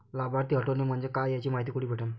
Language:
Marathi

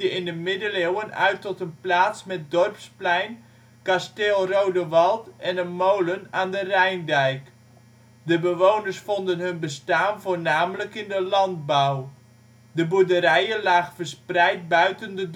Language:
Dutch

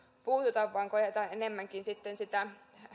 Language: Finnish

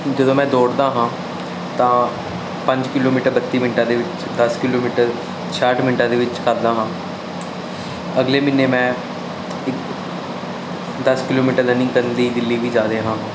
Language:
Punjabi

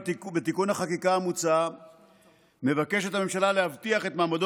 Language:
Hebrew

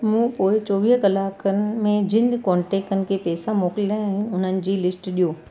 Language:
Sindhi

